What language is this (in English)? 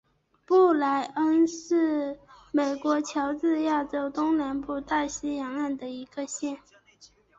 Chinese